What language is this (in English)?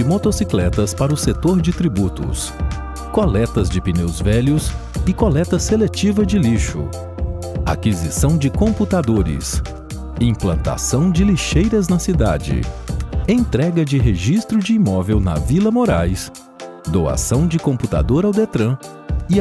Portuguese